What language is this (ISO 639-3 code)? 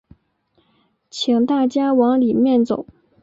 zho